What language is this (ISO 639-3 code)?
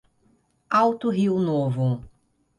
por